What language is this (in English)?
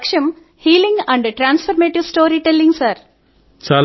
Telugu